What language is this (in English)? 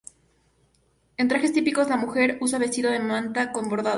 Spanish